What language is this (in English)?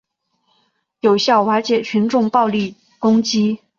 Chinese